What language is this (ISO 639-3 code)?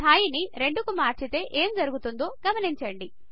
tel